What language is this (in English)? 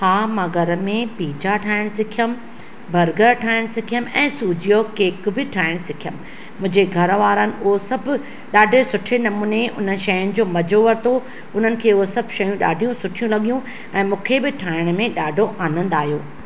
Sindhi